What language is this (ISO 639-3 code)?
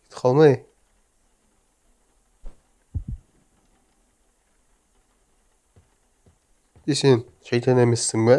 tur